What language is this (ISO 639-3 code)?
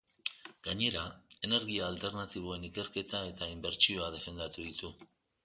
eus